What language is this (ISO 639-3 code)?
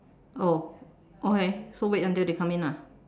eng